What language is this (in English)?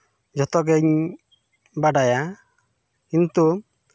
Santali